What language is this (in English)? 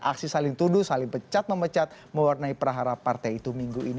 Indonesian